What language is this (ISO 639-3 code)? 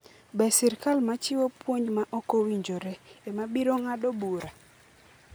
luo